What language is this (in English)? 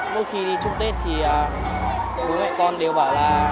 Vietnamese